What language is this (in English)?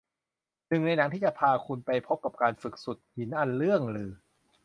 Thai